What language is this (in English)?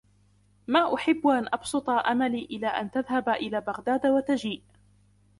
Arabic